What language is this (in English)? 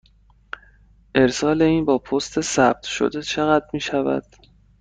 Persian